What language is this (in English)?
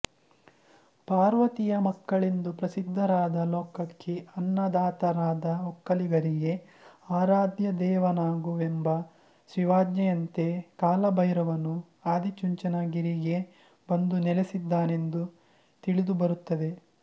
Kannada